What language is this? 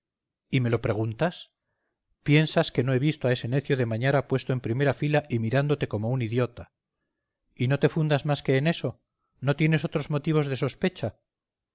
Spanish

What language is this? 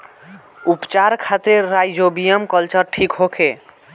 Bhojpuri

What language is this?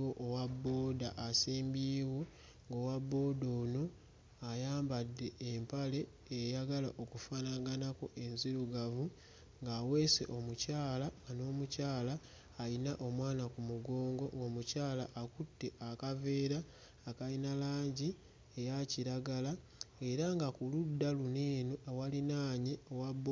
Ganda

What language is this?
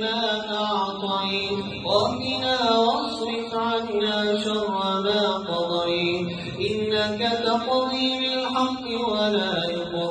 Arabic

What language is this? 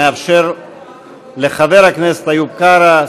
Hebrew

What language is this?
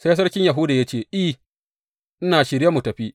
Hausa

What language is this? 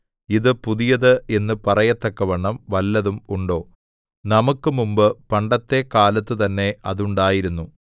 Malayalam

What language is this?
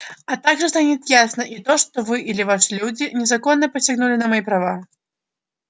Russian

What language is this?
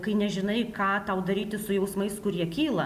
Lithuanian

